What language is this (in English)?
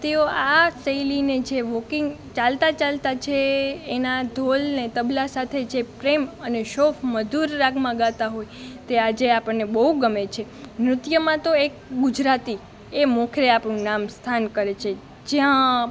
Gujarati